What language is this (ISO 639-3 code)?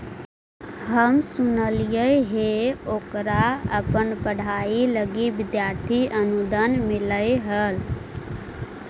mag